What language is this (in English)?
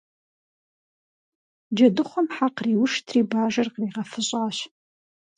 Kabardian